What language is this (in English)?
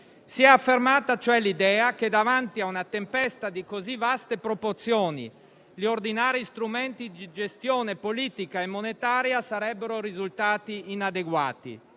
Italian